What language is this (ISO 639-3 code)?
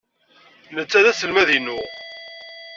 kab